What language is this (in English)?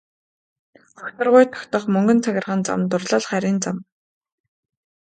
Mongolian